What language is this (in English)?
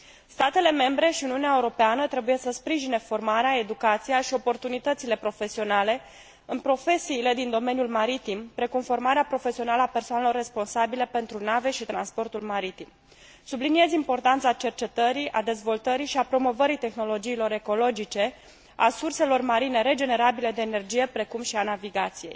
Romanian